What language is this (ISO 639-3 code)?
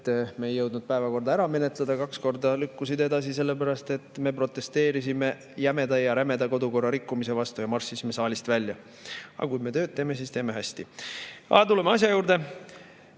est